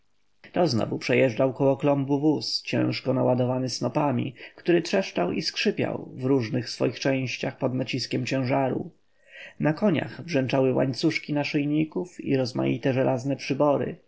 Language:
Polish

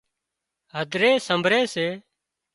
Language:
Wadiyara Koli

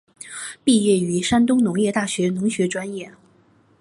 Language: Chinese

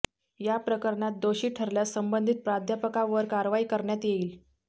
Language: Marathi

